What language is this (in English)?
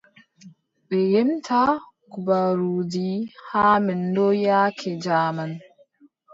Adamawa Fulfulde